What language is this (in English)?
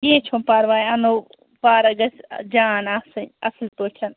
Kashmiri